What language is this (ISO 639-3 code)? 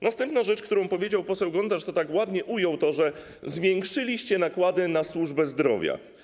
pol